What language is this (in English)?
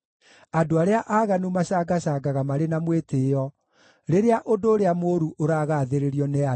Kikuyu